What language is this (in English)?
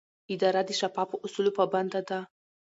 Pashto